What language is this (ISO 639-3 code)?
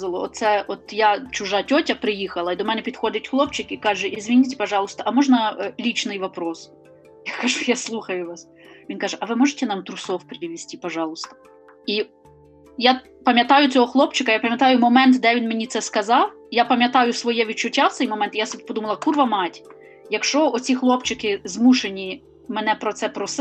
ukr